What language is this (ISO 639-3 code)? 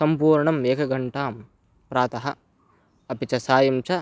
san